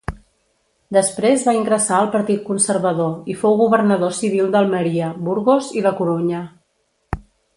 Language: Catalan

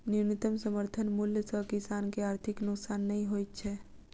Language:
Maithili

